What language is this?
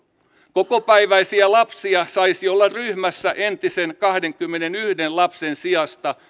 Finnish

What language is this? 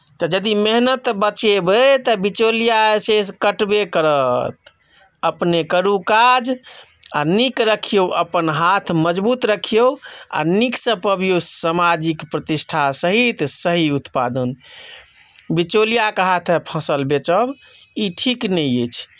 Maithili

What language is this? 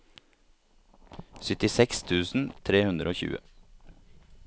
Norwegian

